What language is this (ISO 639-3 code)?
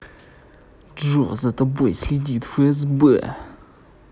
rus